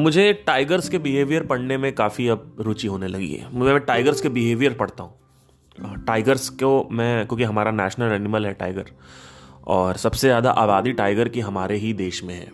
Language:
Hindi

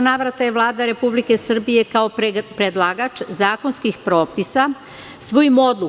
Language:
Serbian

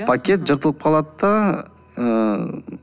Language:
Kazakh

